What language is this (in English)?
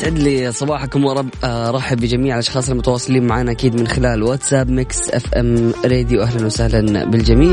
Arabic